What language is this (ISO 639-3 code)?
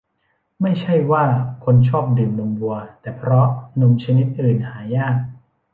tha